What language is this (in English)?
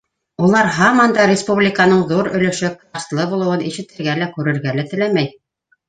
Bashkir